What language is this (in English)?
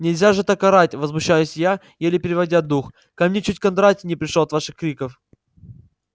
Russian